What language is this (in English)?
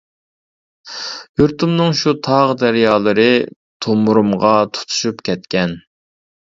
Uyghur